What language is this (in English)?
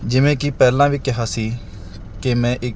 Punjabi